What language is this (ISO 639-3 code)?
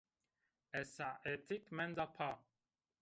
zza